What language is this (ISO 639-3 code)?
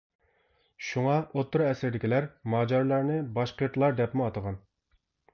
uig